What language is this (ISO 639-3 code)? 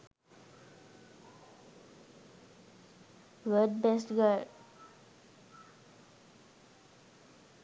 sin